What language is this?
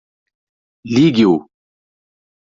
Portuguese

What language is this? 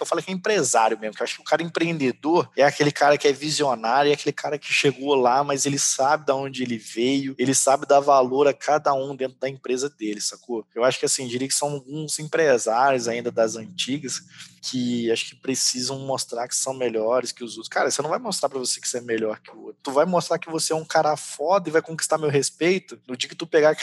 Portuguese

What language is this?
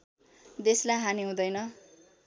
Nepali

